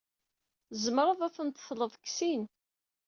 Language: Kabyle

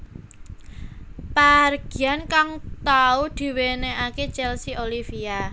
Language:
Javanese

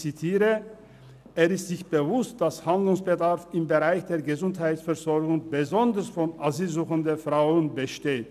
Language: Swiss German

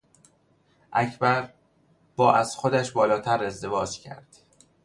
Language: Persian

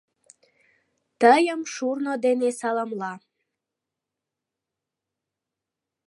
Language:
Mari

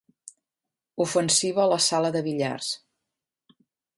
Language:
Catalan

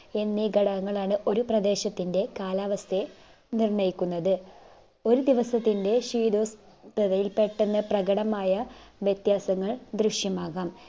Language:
Malayalam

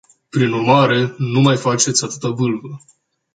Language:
Romanian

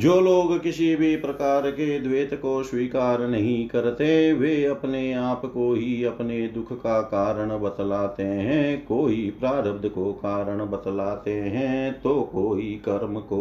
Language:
Hindi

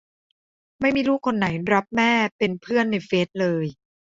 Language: Thai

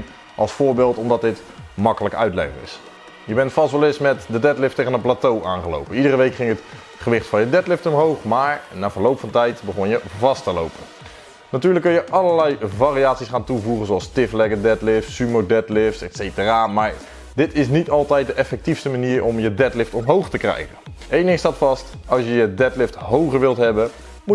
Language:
Dutch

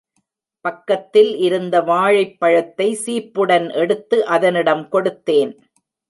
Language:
Tamil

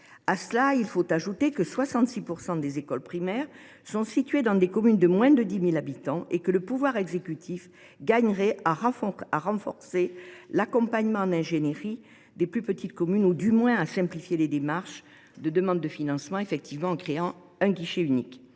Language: French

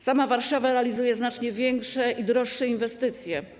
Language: Polish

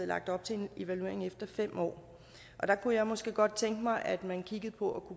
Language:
Danish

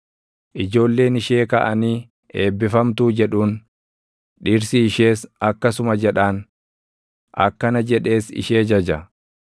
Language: Oromo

